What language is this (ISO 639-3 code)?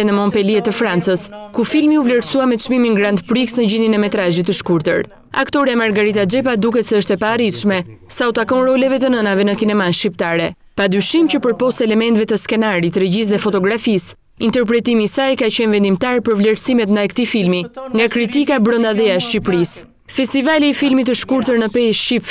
ron